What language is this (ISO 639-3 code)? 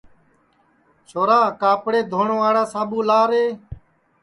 ssi